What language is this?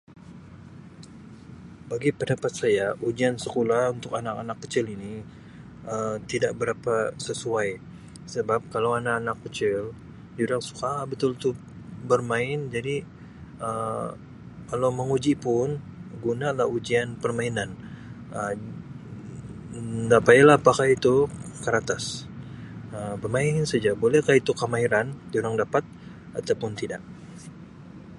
Sabah Malay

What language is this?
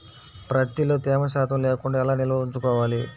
Telugu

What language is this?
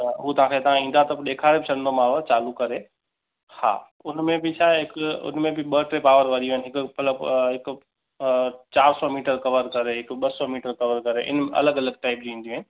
Sindhi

